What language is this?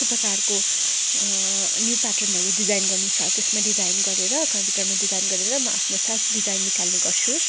Nepali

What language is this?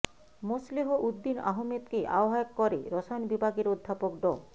Bangla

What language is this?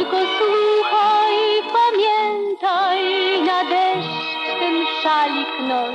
Greek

